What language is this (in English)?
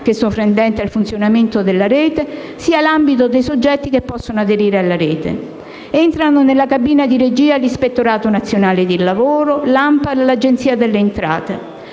Italian